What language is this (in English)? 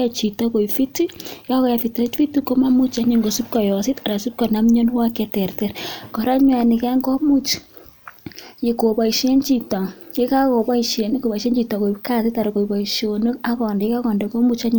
Kalenjin